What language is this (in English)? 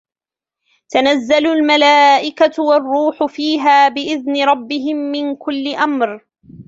Arabic